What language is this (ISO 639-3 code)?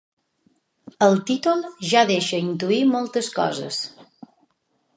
cat